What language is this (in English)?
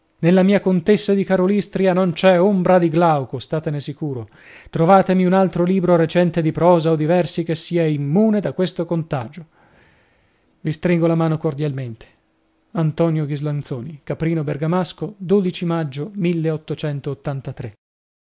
Italian